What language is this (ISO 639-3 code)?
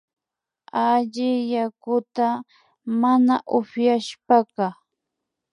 qvi